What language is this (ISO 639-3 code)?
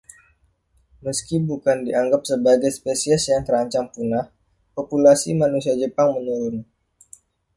ind